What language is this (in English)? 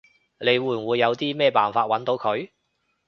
Cantonese